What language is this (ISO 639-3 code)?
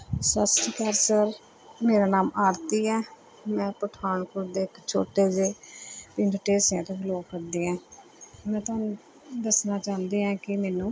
pan